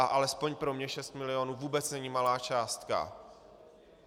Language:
Czech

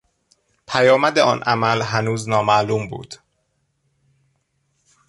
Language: Persian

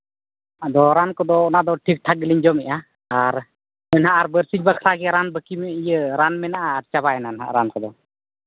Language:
Santali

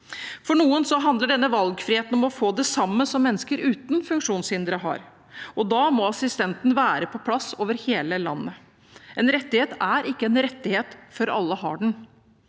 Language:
Norwegian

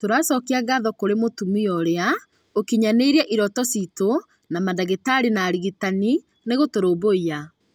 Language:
Kikuyu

